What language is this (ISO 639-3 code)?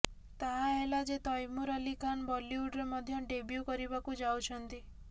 ori